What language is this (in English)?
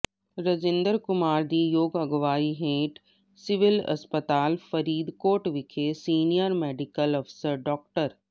Punjabi